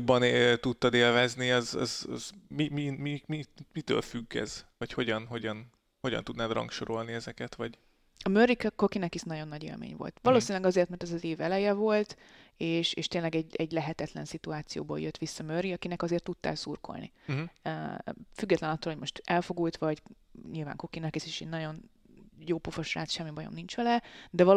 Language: Hungarian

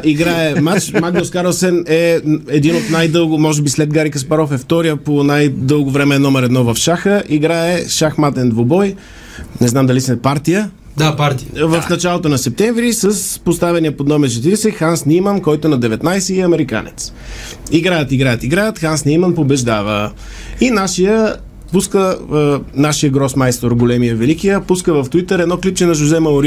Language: Bulgarian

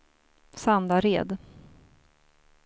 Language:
Swedish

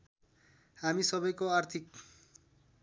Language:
Nepali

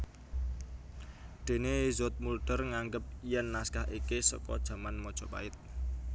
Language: Javanese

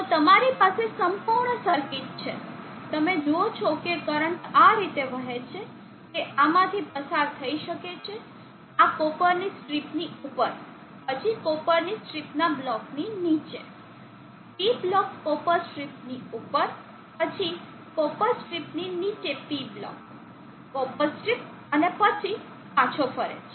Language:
Gujarati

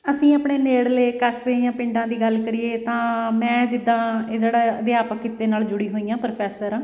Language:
Punjabi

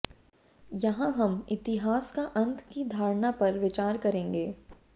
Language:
Hindi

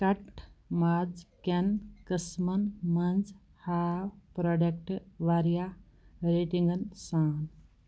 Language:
Kashmiri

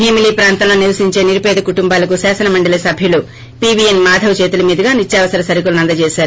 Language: Telugu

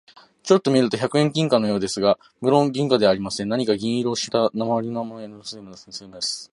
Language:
Japanese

